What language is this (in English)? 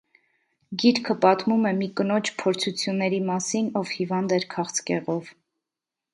Armenian